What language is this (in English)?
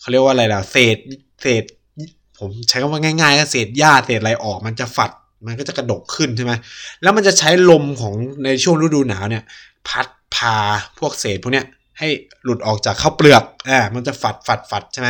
Thai